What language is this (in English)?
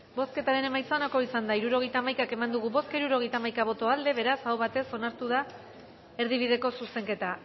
Basque